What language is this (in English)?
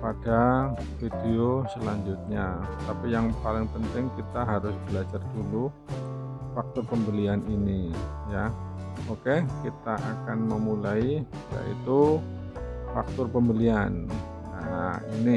Indonesian